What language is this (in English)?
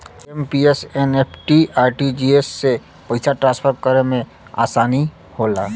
Bhojpuri